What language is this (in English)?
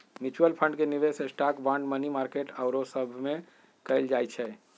Magahi